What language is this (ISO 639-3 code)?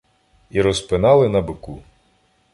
ukr